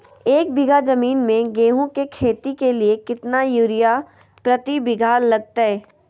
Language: Magahi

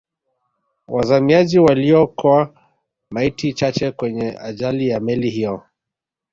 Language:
Swahili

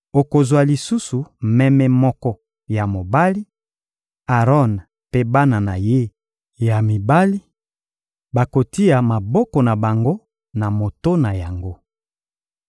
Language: Lingala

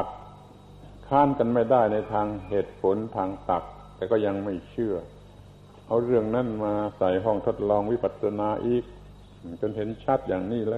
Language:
Thai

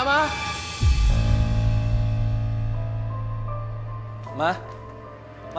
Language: Indonesian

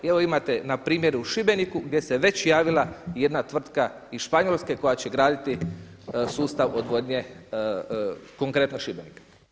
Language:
Croatian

